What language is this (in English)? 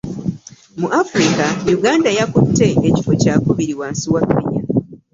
Ganda